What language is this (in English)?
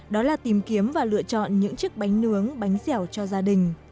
Vietnamese